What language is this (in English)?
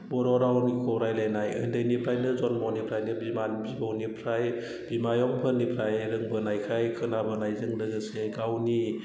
Bodo